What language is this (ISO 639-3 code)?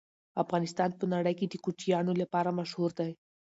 pus